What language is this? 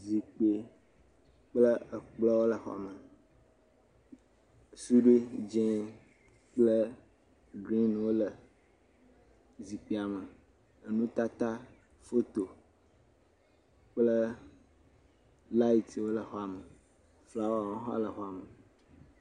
Ewe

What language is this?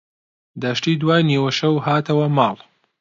Central Kurdish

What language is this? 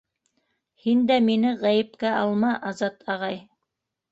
Bashkir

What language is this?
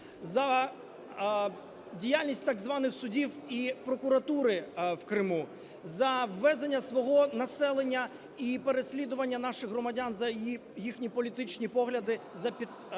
Ukrainian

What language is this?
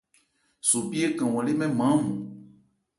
Ebrié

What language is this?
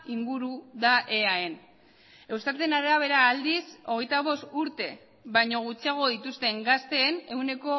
Basque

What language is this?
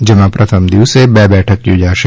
Gujarati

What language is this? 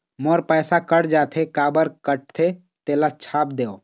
Chhattisgarhi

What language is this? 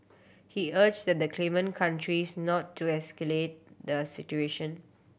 English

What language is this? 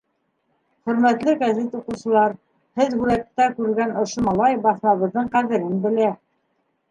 Bashkir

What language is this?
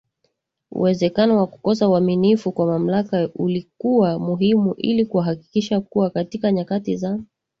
Swahili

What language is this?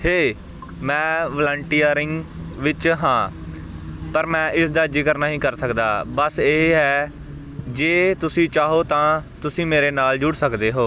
Punjabi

